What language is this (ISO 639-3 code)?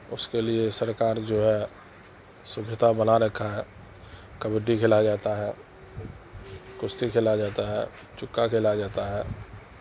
urd